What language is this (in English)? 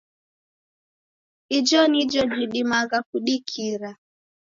Taita